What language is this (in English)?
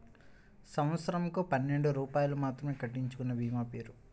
Telugu